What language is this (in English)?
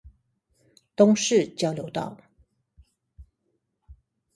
Chinese